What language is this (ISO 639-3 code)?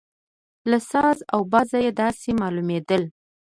pus